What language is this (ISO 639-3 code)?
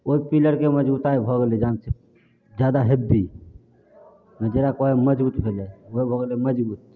mai